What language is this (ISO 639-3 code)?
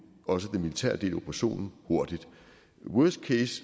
dan